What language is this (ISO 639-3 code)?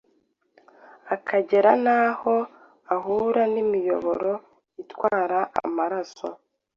kin